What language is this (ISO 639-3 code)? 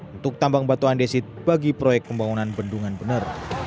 ind